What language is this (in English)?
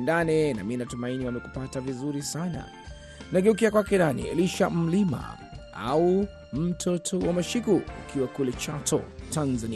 Swahili